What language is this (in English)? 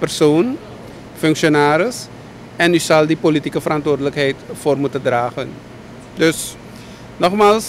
Dutch